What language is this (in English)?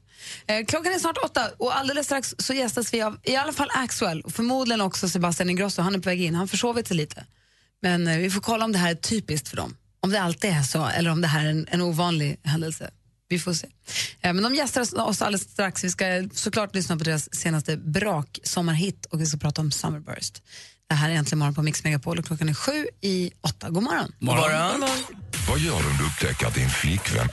Swedish